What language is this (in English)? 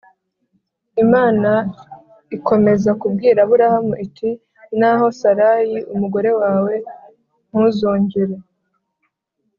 Kinyarwanda